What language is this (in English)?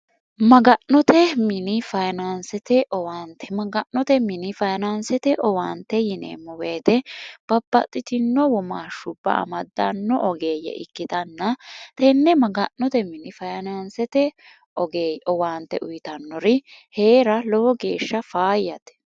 Sidamo